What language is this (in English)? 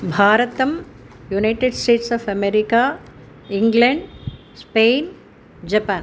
Sanskrit